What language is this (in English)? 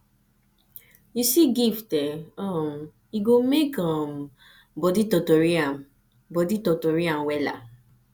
Nigerian Pidgin